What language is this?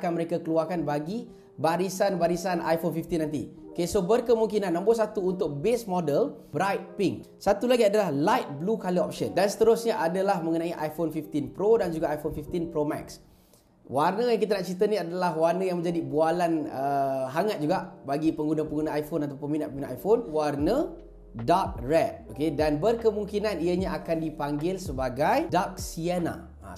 Malay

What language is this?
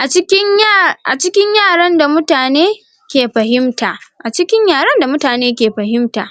Hausa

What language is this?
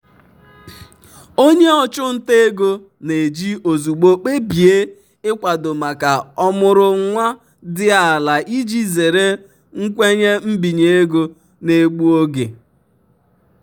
Igbo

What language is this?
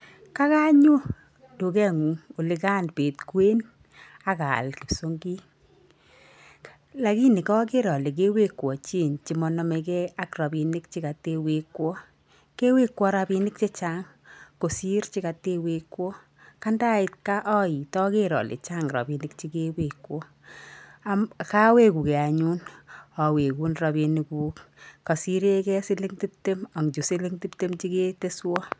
Kalenjin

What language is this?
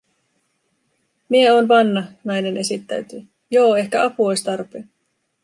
Finnish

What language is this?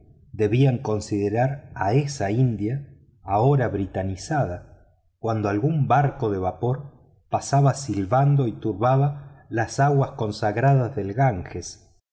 Spanish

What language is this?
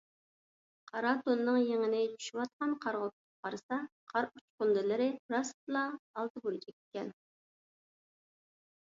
Uyghur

